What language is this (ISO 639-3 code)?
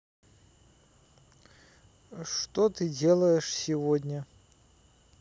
rus